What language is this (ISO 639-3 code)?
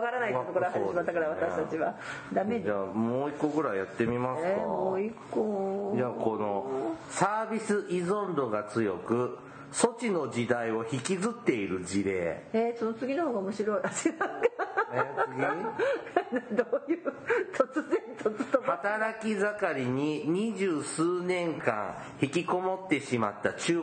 jpn